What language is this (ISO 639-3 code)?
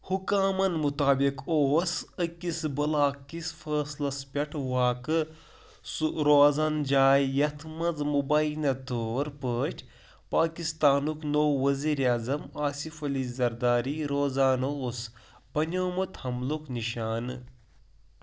kas